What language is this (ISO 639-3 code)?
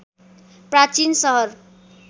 nep